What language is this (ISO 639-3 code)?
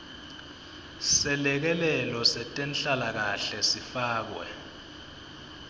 ssw